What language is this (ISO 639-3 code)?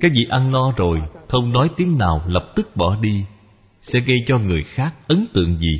vie